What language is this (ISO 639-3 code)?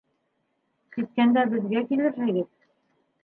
bak